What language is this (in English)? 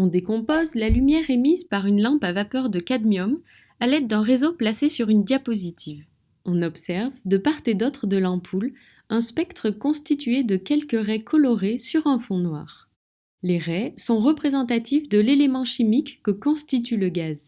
French